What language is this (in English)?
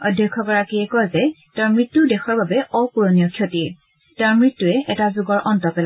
Assamese